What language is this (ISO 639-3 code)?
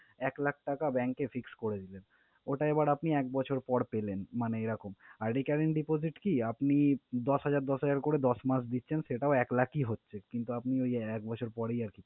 ben